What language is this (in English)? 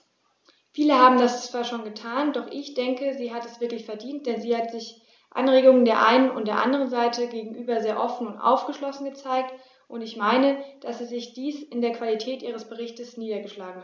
German